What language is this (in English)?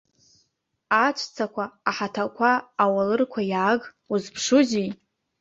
Abkhazian